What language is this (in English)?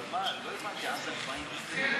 Hebrew